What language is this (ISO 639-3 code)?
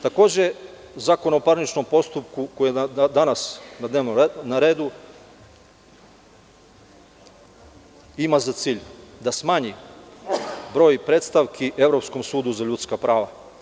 srp